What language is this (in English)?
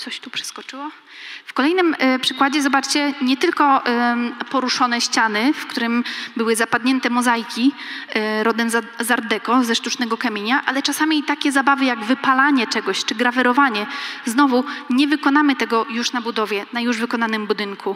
Polish